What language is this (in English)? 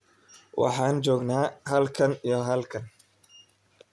Somali